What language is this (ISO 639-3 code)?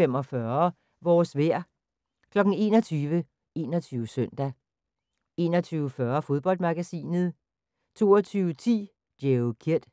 dan